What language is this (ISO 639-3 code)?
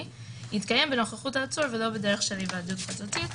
heb